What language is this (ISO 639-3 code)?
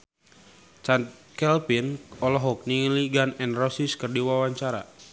sun